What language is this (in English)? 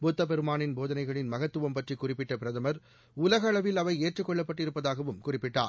Tamil